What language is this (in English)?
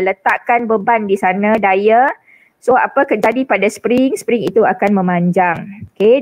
Malay